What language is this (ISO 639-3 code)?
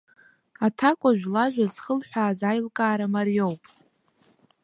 abk